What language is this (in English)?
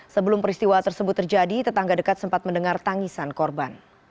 Indonesian